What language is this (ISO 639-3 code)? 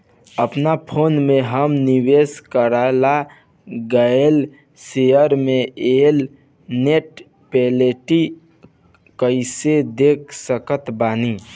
bho